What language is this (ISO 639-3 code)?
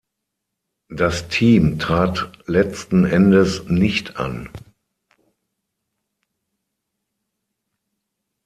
deu